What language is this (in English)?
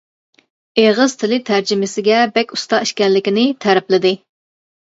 Uyghur